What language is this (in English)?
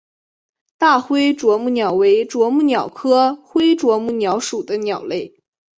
Chinese